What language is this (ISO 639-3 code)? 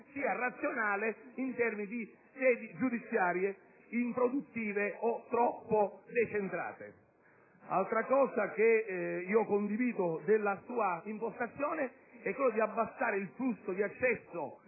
ita